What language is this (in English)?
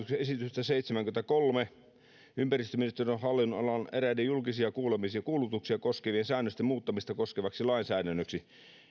Finnish